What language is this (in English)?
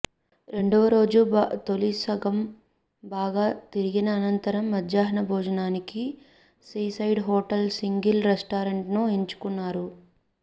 Telugu